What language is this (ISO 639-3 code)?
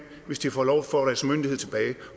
dan